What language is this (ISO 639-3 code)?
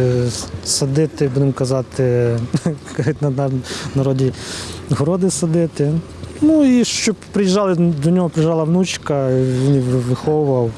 ukr